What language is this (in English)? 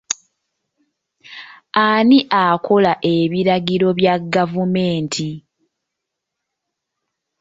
Ganda